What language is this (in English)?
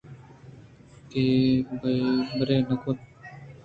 Eastern Balochi